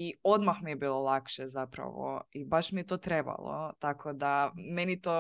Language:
Croatian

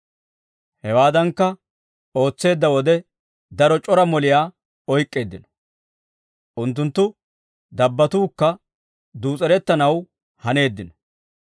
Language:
Dawro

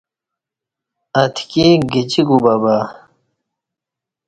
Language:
Kati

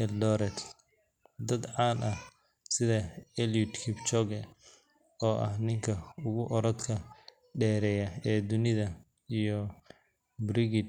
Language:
Somali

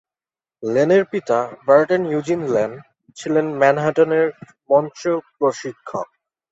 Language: Bangla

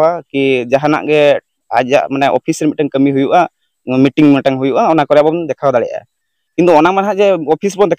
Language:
Indonesian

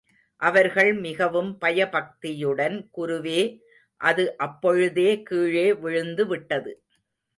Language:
Tamil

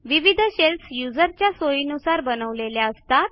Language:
Marathi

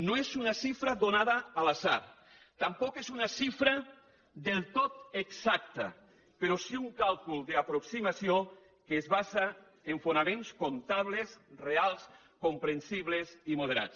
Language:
Catalan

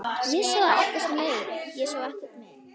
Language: Icelandic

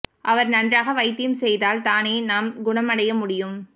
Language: Tamil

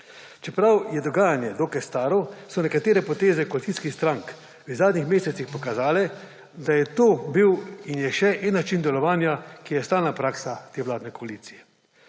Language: Slovenian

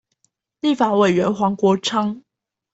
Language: Chinese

